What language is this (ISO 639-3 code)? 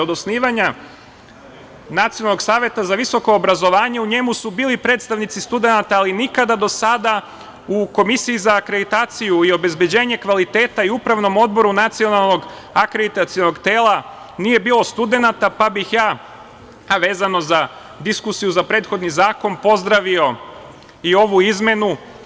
srp